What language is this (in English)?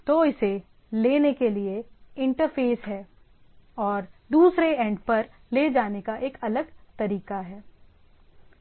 Hindi